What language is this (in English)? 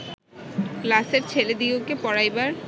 Bangla